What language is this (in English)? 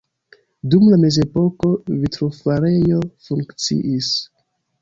Esperanto